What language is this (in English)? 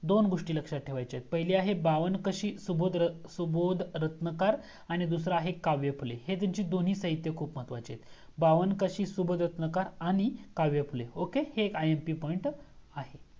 Marathi